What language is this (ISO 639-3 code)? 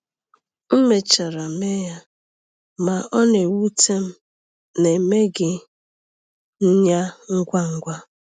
ibo